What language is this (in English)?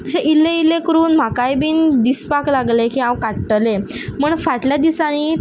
Konkani